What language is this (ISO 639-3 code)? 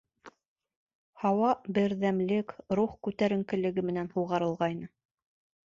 bak